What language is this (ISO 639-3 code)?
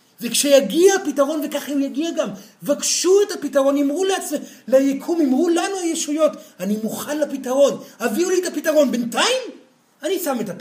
heb